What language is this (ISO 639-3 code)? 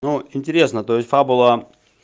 rus